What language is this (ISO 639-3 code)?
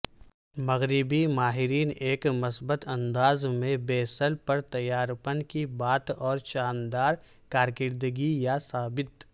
urd